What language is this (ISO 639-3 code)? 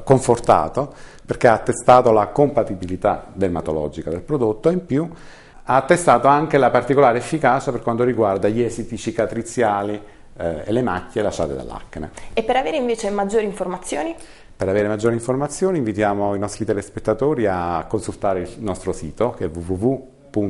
ita